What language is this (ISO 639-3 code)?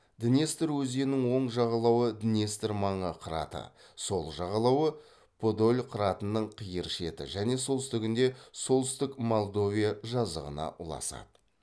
kaz